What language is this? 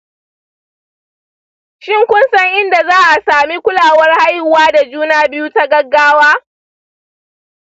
Hausa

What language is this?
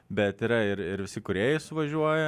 Lithuanian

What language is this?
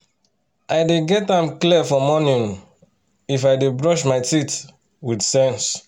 Nigerian Pidgin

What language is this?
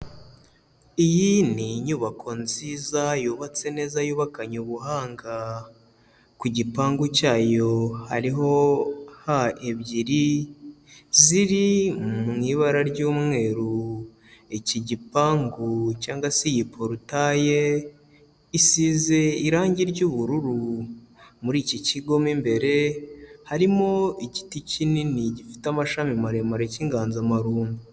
Kinyarwanda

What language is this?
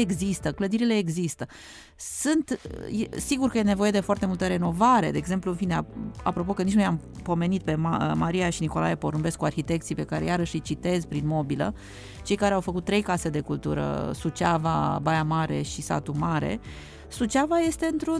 Romanian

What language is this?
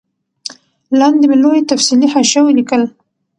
Pashto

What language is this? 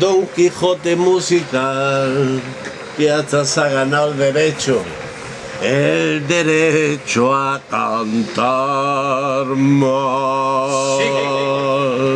Spanish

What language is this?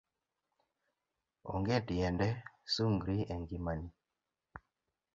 Luo (Kenya and Tanzania)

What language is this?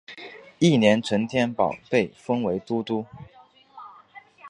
Chinese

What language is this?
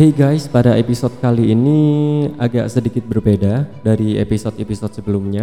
Indonesian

